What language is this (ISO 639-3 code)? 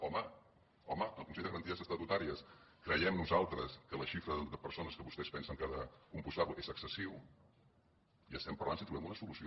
cat